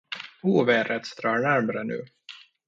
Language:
Swedish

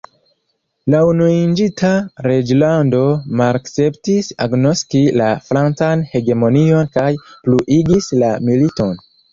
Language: Esperanto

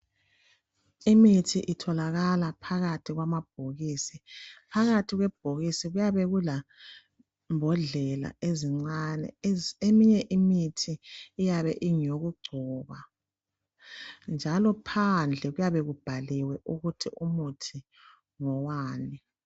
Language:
North Ndebele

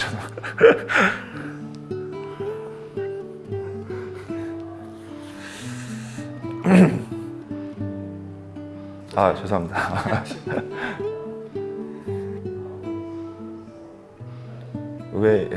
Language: Korean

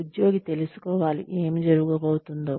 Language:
Telugu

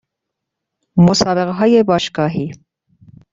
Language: Persian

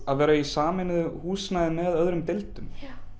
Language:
Icelandic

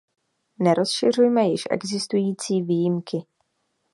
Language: Czech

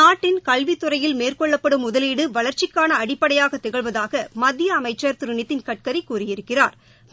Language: Tamil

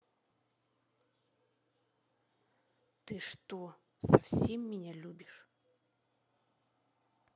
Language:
Russian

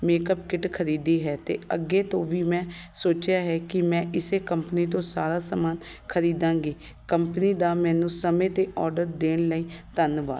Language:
Punjabi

